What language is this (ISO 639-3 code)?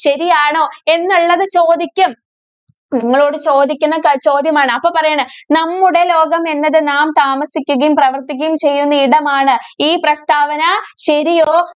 mal